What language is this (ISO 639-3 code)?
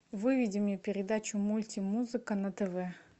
rus